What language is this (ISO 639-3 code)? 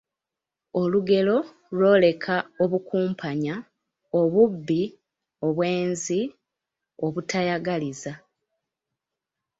lug